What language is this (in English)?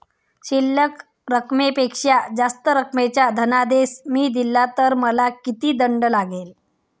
Marathi